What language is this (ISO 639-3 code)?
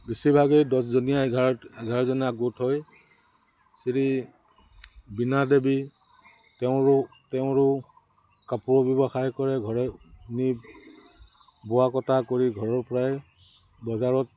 asm